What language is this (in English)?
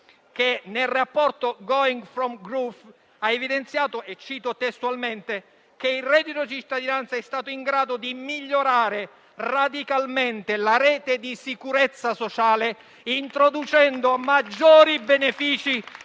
Italian